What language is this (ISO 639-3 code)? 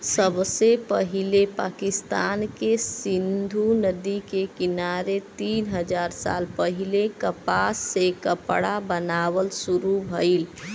bho